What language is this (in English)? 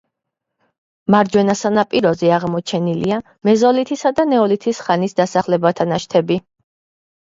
Georgian